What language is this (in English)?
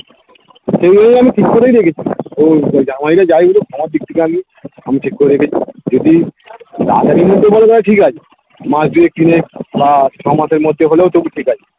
Bangla